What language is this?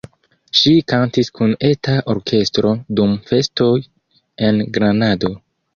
Esperanto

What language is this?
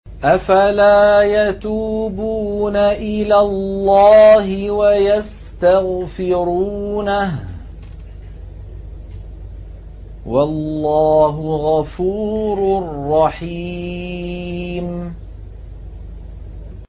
Arabic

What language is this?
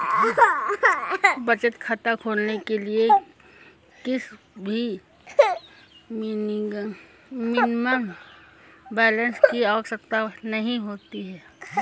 Hindi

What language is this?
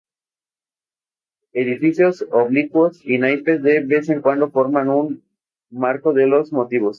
Spanish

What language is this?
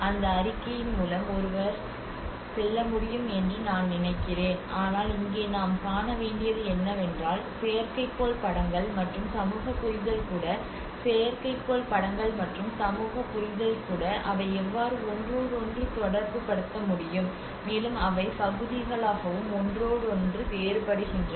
Tamil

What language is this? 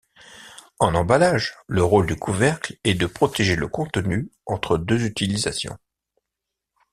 French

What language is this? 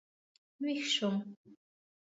Pashto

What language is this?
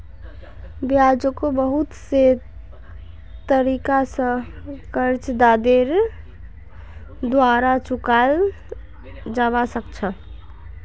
Magahi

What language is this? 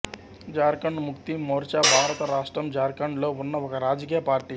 Telugu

